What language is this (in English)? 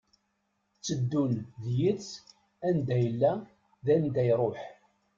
Kabyle